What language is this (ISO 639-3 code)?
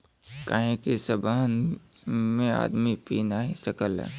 bho